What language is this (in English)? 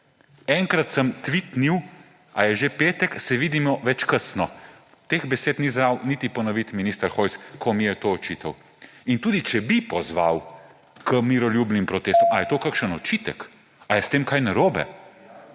Slovenian